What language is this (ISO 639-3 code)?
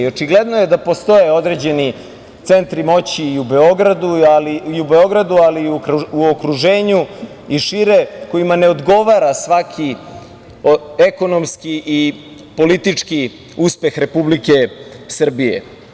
srp